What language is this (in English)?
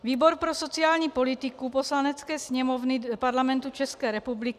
Czech